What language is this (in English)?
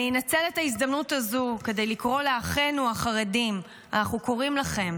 Hebrew